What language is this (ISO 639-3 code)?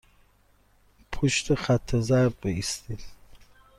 fas